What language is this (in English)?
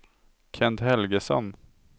Swedish